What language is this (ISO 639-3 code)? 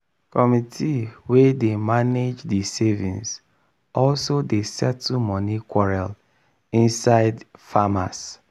pcm